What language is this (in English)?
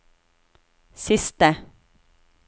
Norwegian